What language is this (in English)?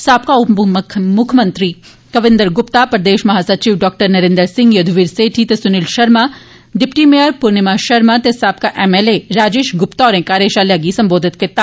Dogri